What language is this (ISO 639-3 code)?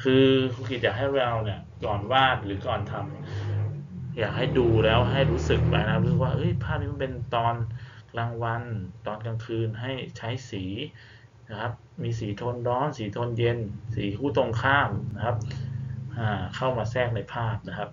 tha